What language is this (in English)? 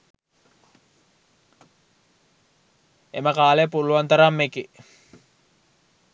Sinhala